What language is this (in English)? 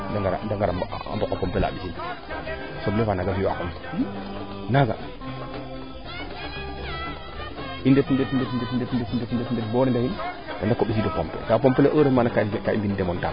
Serer